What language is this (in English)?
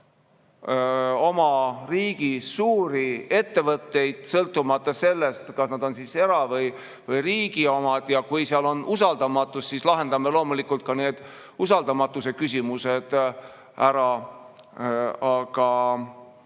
Estonian